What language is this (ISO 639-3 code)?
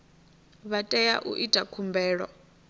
ven